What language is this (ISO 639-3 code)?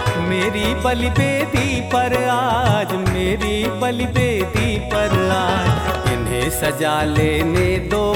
hin